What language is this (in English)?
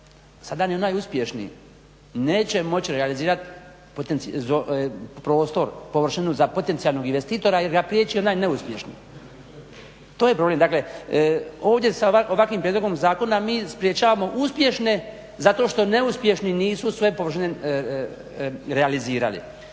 Croatian